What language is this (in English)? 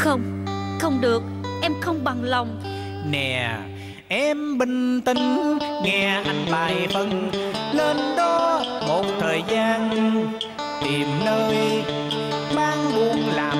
Vietnamese